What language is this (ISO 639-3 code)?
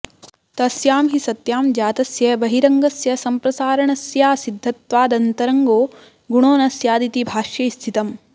san